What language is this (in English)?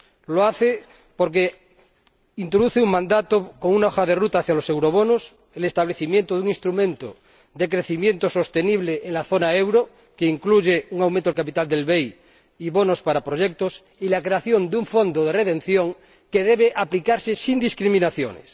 Spanish